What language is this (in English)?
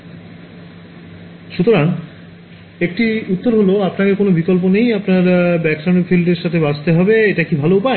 Bangla